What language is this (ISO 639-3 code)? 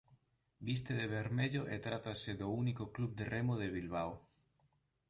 glg